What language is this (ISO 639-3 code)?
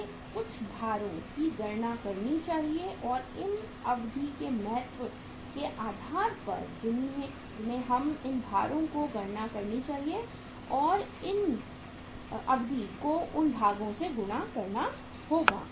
hin